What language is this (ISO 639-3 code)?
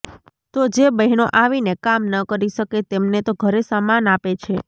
guj